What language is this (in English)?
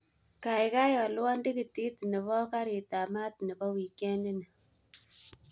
Kalenjin